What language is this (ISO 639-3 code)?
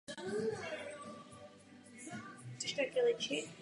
ces